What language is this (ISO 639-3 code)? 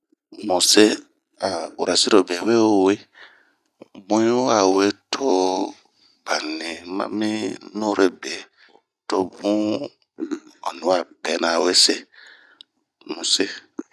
bmq